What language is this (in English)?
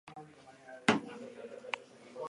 Basque